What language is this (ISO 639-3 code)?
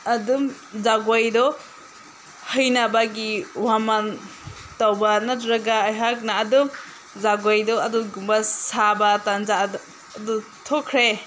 mni